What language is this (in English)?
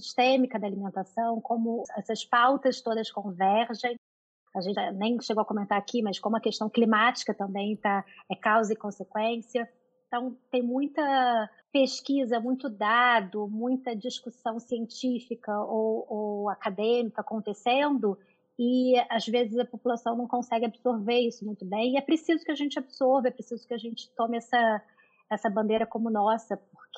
Portuguese